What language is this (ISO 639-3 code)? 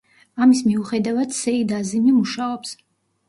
kat